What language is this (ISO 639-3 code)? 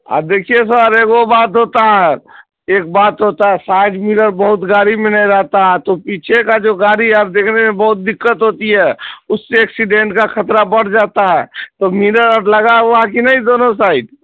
urd